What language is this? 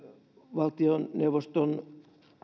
Finnish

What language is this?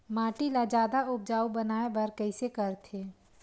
Chhattisgarhi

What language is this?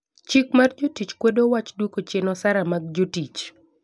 Luo (Kenya and Tanzania)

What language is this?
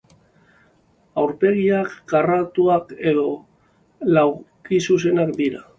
Basque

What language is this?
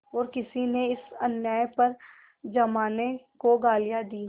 Hindi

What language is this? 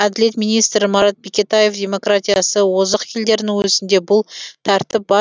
Kazakh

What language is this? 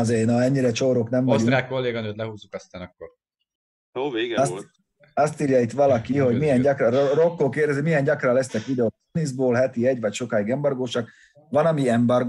Hungarian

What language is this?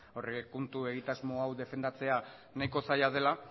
Basque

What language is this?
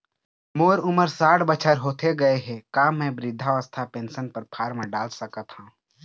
Chhattisgarhi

